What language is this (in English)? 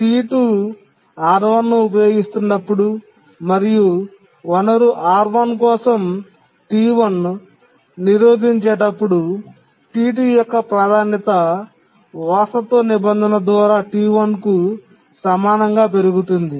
Telugu